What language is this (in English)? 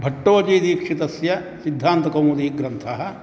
Sanskrit